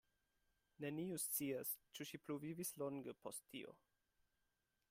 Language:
Esperanto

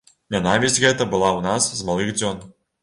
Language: Belarusian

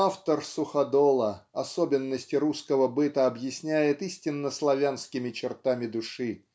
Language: Russian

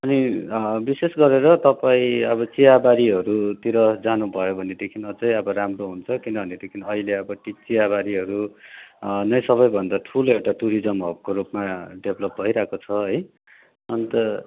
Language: Nepali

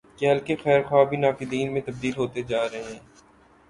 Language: Urdu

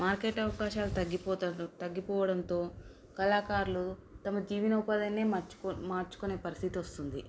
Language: Telugu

